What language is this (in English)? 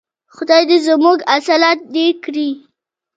Pashto